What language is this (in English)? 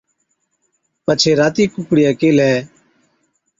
Od